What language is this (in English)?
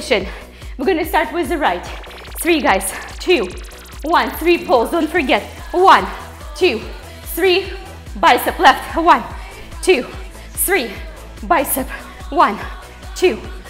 English